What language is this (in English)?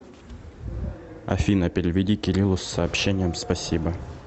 Russian